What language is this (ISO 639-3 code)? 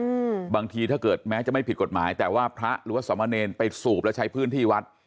tha